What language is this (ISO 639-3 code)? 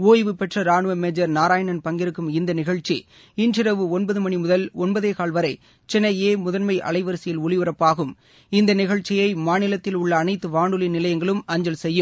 tam